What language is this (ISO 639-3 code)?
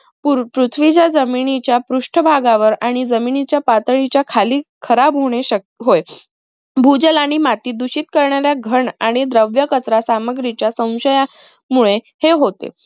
mar